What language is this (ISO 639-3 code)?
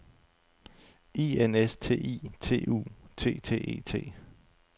dan